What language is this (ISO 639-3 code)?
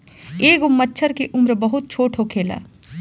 bho